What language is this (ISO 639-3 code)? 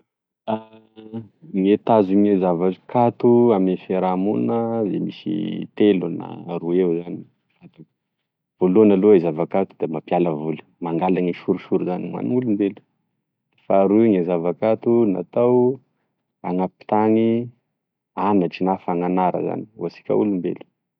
tkg